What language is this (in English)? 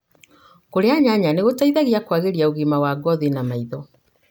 Kikuyu